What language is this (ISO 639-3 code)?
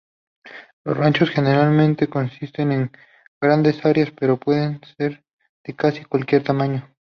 spa